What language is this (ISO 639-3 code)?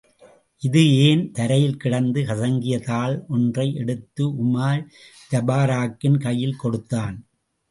tam